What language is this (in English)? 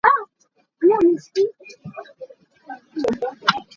Hakha Chin